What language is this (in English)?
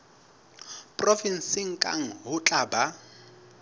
Southern Sotho